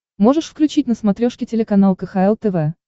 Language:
Russian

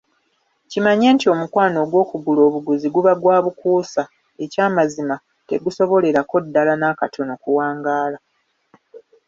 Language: Ganda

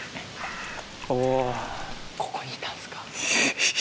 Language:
Japanese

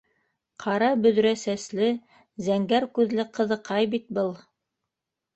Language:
Bashkir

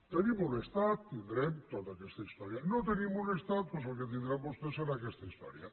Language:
Catalan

